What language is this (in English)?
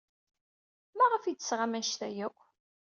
Kabyle